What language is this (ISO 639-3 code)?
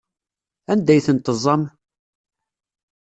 kab